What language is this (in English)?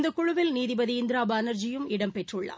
Tamil